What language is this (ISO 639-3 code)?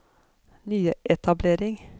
nor